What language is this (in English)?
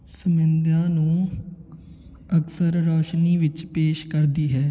Punjabi